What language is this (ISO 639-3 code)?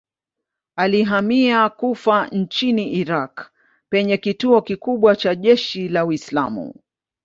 swa